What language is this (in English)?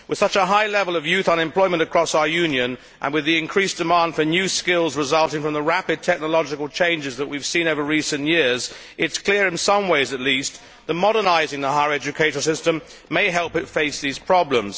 English